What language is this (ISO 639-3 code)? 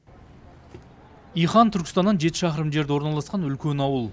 kaz